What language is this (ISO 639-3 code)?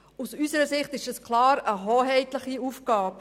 gsw